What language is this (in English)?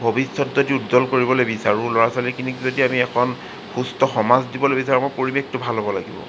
Assamese